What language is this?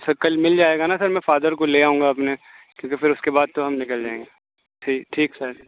Urdu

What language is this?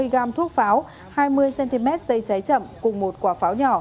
Vietnamese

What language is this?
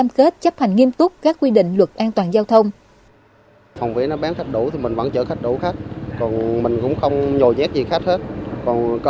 Vietnamese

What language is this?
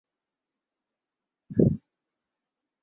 Chinese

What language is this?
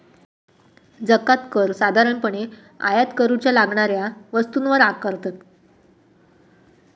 Marathi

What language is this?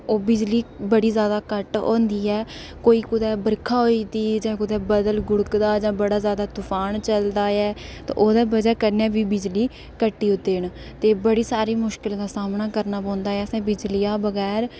Dogri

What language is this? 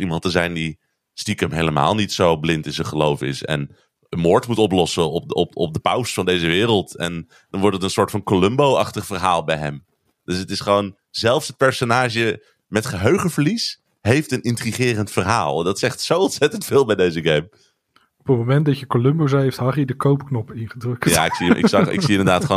Dutch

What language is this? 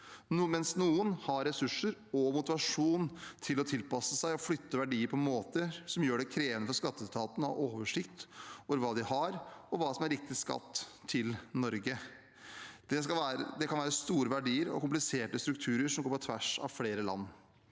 Norwegian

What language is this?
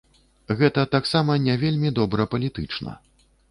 Belarusian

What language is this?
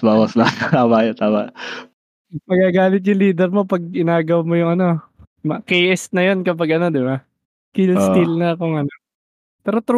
Filipino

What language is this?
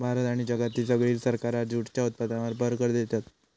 Marathi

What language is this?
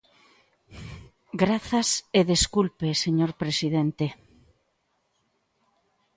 Galician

